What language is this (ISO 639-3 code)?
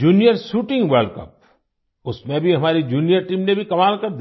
hin